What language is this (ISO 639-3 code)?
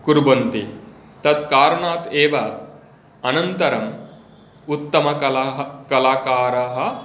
san